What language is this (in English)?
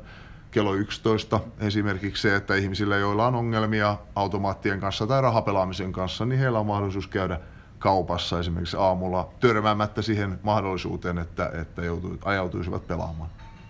Finnish